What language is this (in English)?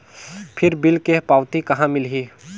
Chhattisgarhi